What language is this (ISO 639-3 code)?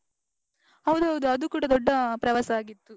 kan